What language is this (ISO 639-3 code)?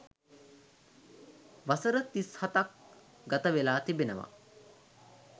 sin